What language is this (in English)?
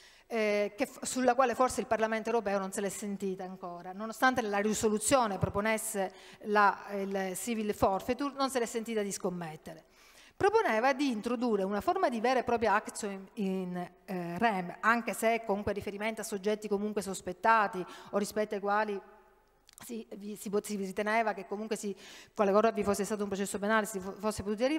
Italian